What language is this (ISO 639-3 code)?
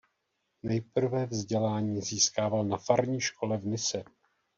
ces